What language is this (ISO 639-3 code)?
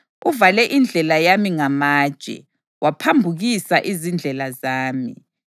nde